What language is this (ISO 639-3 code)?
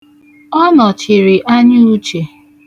ibo